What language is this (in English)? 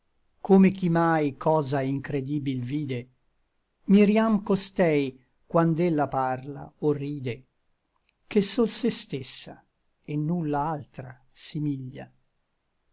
Italian